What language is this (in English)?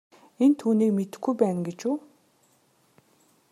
Mongolian